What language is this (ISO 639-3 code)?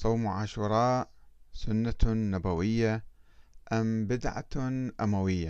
ara